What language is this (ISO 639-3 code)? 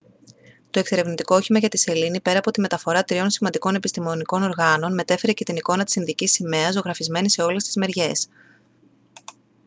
ell